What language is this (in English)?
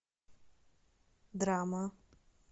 Russian